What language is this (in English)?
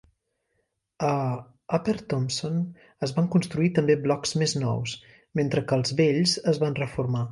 Catalan